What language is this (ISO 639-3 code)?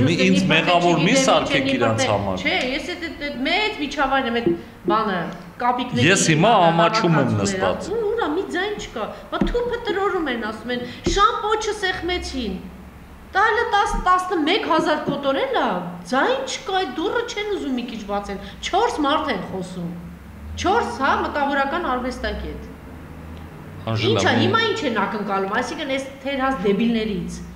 tur